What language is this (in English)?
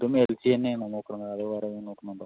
Malayalam